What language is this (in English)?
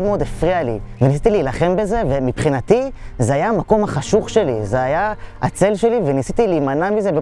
Hebrew